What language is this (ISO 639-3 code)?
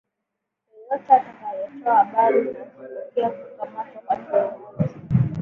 swa